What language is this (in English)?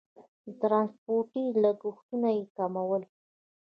Pashto